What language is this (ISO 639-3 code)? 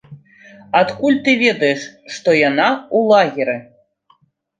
bel